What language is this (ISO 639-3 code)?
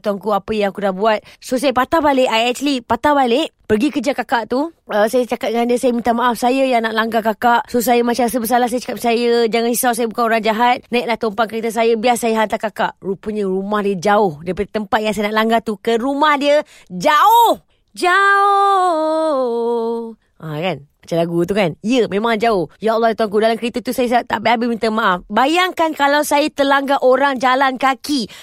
msa